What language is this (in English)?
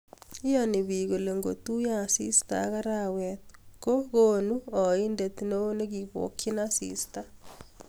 Kalenjin